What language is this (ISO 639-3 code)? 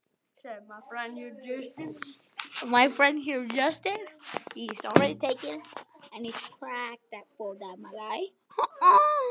isl